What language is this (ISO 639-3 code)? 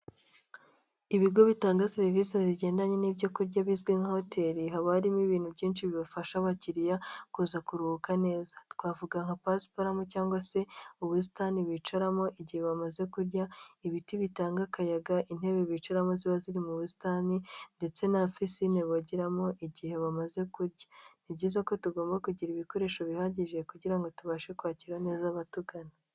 kin